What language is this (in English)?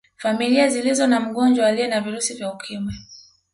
Swahili